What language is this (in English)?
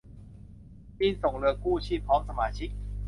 Thai